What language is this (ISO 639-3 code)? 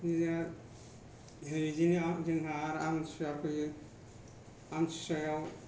brx